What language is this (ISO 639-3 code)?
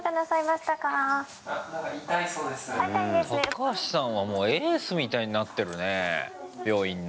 jpn